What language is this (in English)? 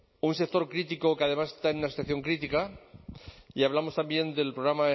Spanish